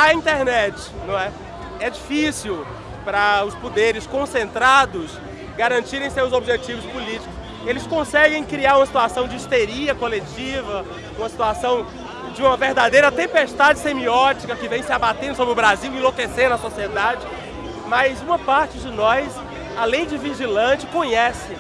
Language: Portuguese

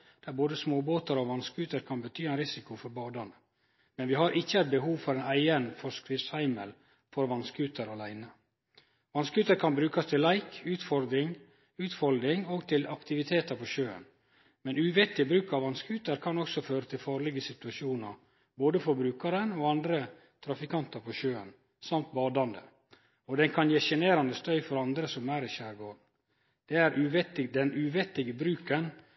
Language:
Norwegian Nynorsk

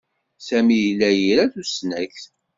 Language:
Kabyle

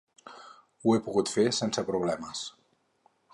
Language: Catalan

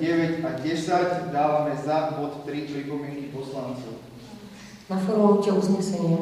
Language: Czech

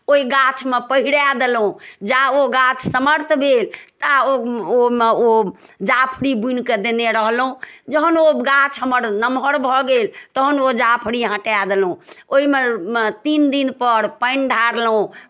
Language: Maithili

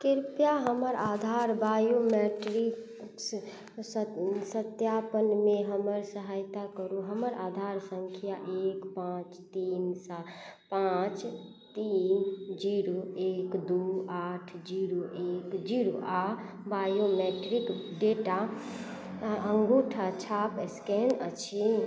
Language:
Maithili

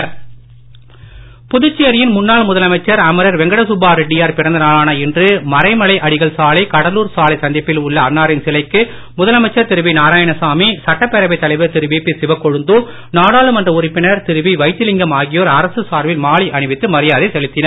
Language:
Tamil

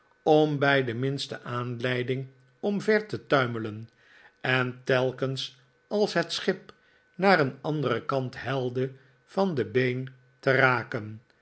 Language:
Dutch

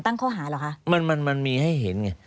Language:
Thai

